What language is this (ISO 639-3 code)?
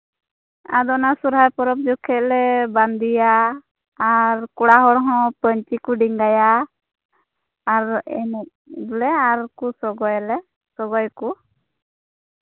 sat